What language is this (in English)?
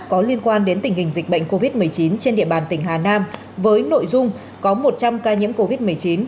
Vietnamese